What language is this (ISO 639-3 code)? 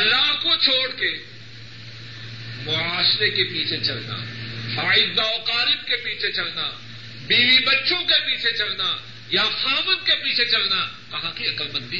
urd